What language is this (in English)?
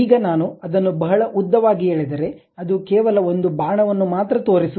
Kannada